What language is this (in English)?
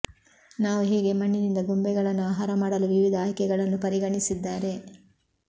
Kannada